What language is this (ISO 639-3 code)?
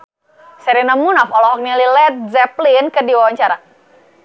sun